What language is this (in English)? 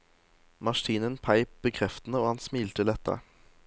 Norwegian